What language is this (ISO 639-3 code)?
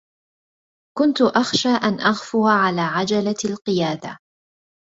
ara